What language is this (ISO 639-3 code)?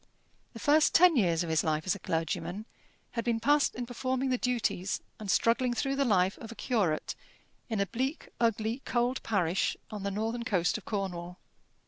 eng